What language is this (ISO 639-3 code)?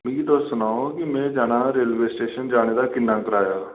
doi